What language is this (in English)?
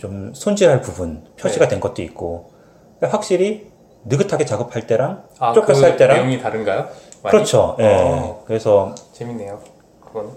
Korean